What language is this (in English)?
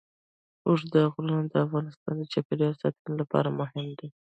Pashto